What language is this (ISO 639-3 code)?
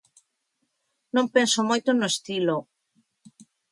glg